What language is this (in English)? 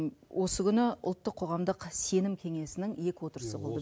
Kazakh